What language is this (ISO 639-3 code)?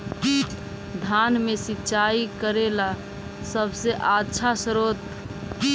mag